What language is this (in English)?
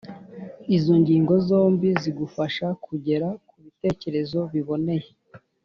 Kinyarwanda